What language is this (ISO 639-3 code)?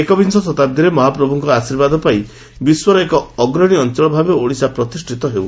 ori